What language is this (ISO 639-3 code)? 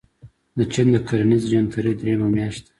pus